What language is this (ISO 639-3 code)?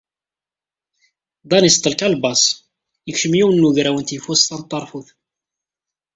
kab